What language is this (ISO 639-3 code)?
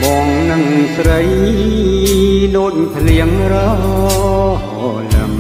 tha